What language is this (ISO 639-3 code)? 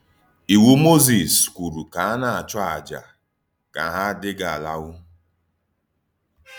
ibo